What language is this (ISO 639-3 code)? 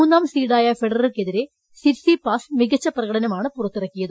mal